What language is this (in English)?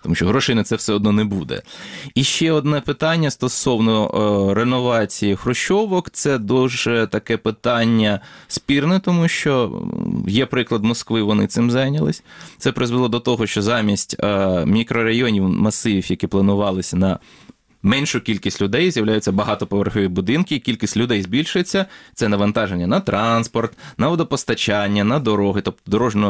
Ukrainian